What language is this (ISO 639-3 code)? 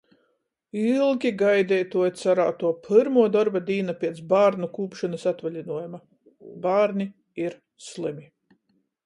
ltg